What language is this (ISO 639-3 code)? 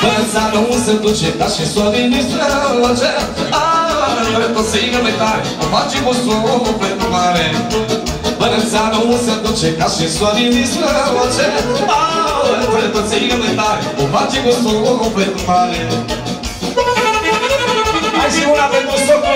ron